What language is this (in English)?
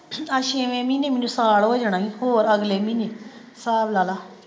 Punjabi